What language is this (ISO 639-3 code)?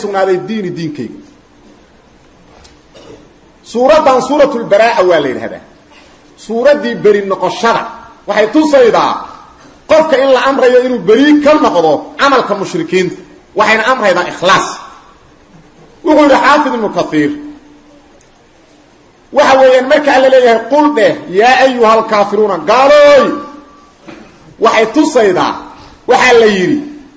ara